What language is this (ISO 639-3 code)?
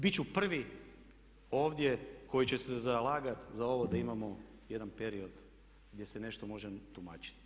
hrv